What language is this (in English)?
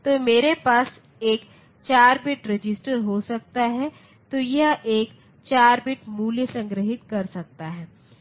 Hindi